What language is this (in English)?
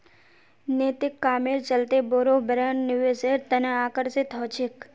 Magahi